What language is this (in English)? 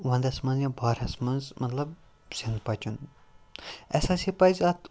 Kashmiri